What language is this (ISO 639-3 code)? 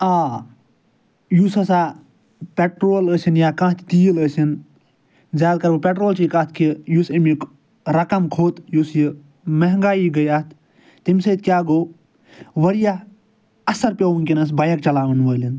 kas